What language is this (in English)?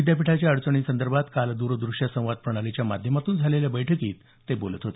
Marathi